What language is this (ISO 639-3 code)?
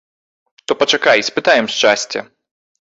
bel